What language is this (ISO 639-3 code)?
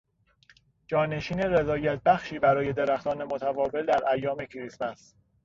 fas